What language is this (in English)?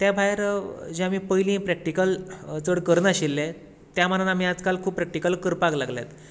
Konkani